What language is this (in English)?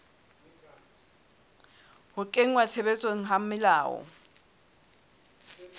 Southern Sotho